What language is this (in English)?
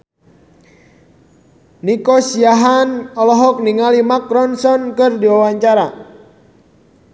Sundanese